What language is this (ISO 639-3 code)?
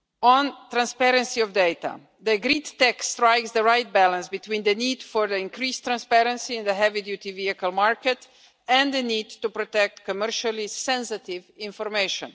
eng